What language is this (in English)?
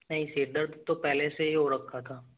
Hindi